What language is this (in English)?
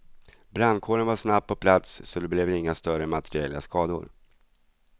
Swedish